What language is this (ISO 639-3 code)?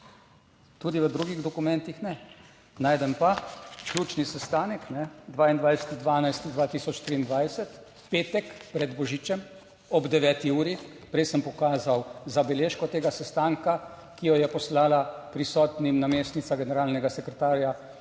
slv